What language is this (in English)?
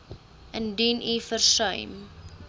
Afrikaans